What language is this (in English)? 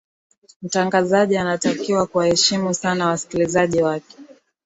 Swahili